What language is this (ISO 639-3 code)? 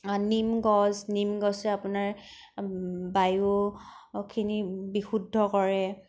asm